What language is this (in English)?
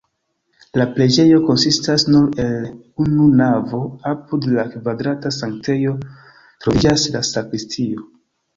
Esperanto